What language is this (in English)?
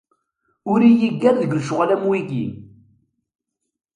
Kabyle